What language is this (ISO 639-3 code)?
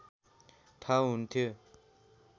nep